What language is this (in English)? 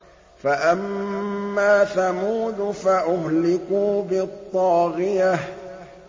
Arabic